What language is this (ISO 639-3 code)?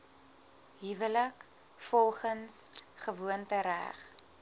afr